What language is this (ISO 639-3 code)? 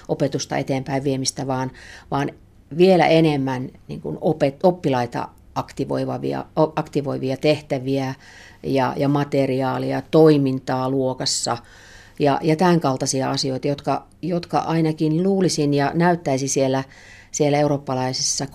fin